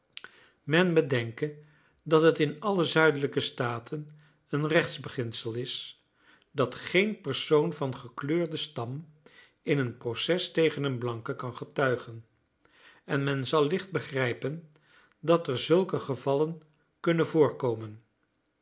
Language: Dutch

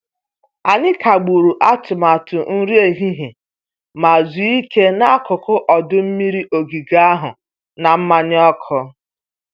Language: Igbo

